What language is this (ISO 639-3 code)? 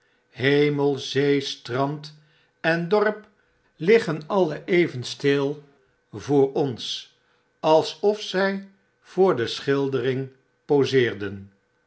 nld